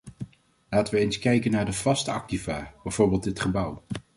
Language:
Dutch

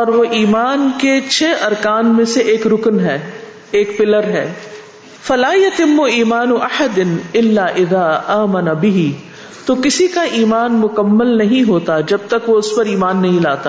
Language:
Urdu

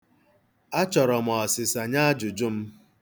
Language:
Igbo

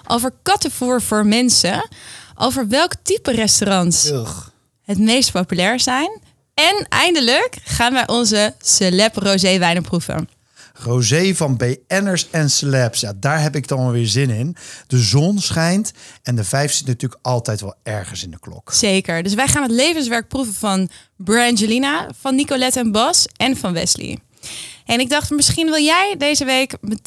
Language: Dutch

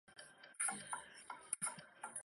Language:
Chinese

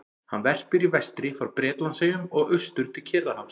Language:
Icelandic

